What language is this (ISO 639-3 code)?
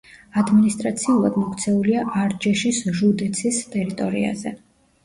kat